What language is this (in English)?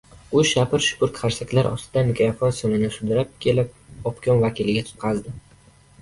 Uzbek